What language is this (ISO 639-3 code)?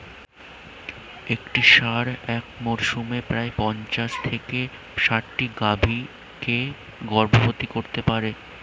ben